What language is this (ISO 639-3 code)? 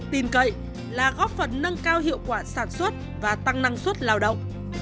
vie